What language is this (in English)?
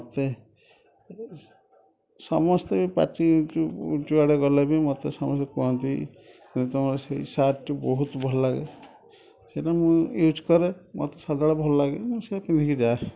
Odia